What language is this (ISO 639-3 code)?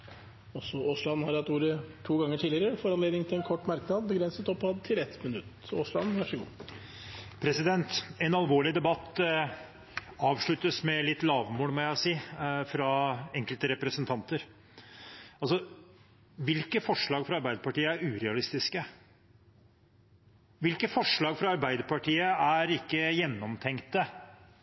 nob